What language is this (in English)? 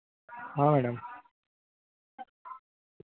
Hindi